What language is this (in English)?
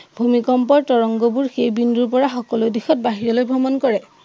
Assamese